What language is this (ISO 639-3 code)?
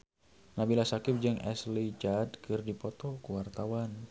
sun